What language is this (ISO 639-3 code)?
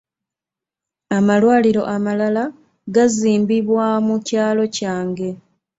lug